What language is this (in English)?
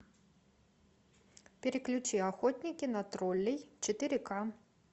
Russian